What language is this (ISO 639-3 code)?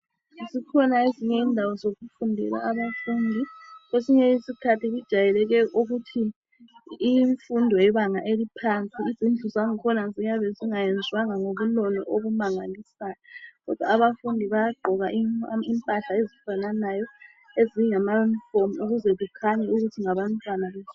nde